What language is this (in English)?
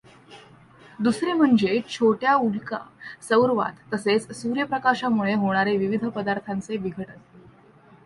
Marathi